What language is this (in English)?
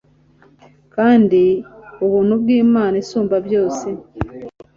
Kinyarwanda